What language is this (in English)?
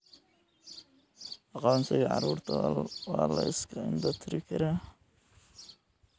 Somali